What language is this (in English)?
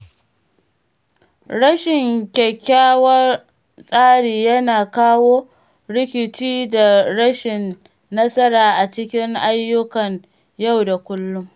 Hausa